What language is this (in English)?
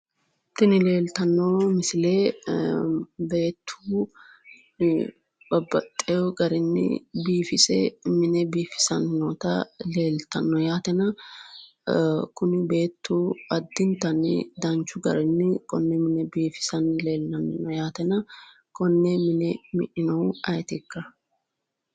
Sidamo